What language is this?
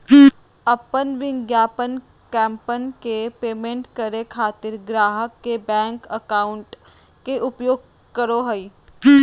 Magahi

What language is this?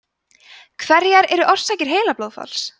Icelandic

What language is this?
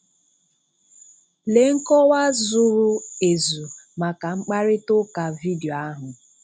Igbo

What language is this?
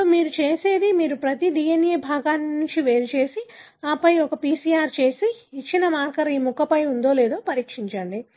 Telugu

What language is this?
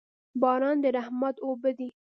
Pashto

